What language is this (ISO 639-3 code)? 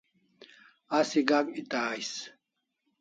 kls